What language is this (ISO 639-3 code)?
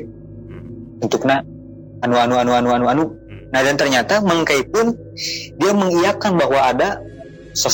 ind